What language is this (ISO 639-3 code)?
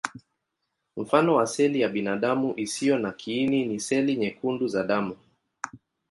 swa